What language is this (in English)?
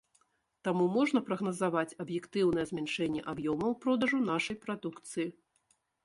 Belarusian